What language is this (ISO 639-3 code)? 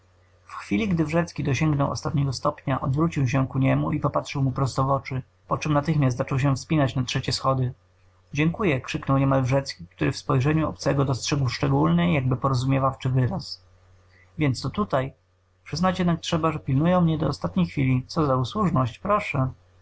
pol